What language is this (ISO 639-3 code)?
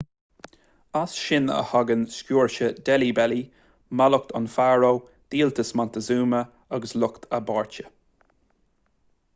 gle